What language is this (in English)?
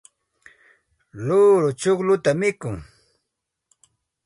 Santa Ana de Tusi Pasco Quechua